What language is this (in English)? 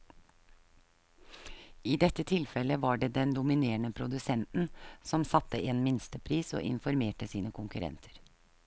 Norwegian